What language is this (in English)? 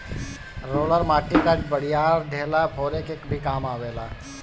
Bhojpuri